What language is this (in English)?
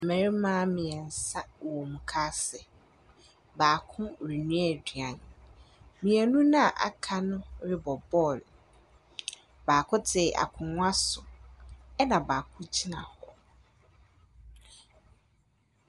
Akan